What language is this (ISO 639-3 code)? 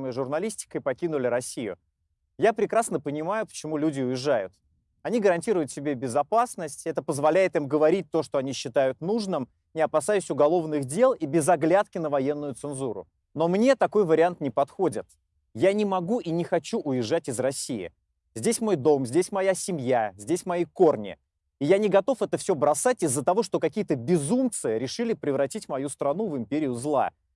rus